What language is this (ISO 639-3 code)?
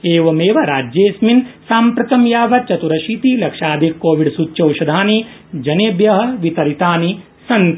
san